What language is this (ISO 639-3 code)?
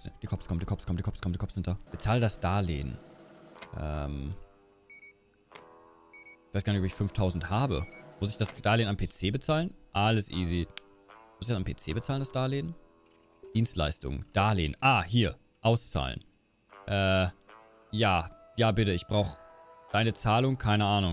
deu